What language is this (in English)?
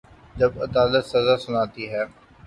Urdu